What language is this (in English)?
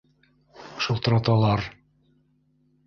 Bashkir